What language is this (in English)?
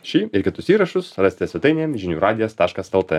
Lithuanian